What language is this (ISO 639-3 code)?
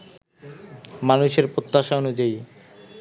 ben